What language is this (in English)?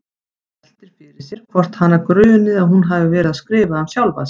Icelandic